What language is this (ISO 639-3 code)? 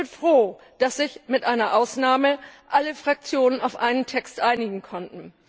deu